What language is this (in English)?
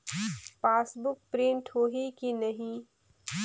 Chhattisgarhi